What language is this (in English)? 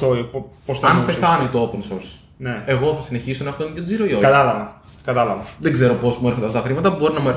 Greek